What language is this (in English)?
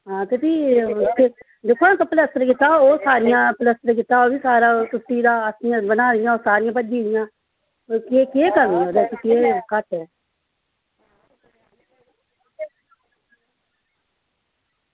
Dogri